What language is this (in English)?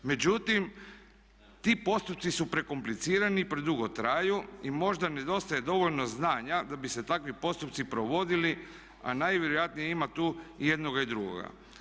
Croatian